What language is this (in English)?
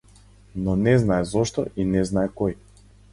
Macedonian